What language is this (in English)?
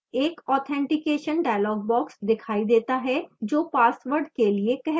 Hindi